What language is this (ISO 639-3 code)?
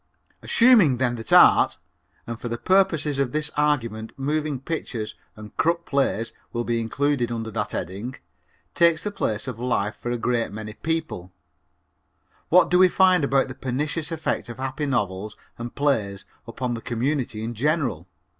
eng